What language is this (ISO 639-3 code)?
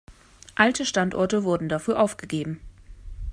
deu